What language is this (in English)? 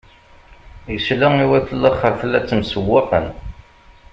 Kabyle